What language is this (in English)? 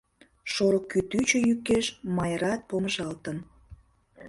Mari